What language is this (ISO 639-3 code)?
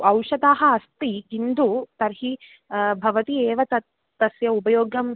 san